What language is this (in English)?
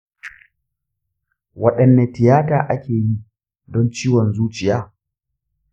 Hausa